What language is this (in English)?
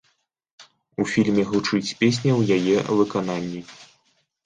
Belarusian